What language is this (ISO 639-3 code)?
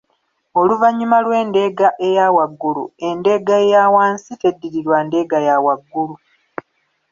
lug